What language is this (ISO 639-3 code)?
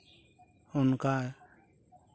sat